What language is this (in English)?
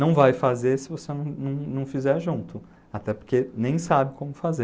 Portuguese